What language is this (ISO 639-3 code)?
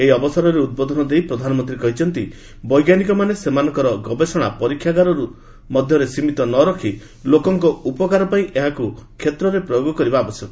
ori